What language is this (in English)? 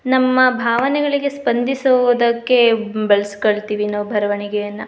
Kannada